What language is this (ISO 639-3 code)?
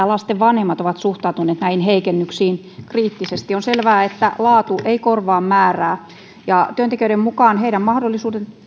fin